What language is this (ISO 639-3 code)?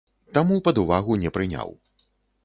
bel